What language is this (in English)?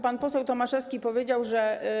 Polish